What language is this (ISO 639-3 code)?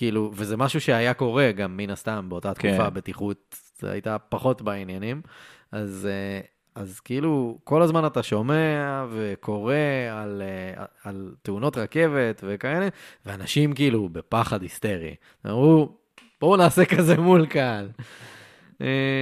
heb